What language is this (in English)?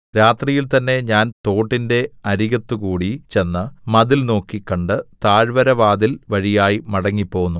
Malayalam